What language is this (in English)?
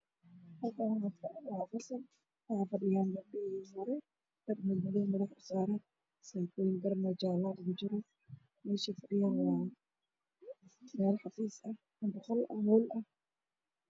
Somali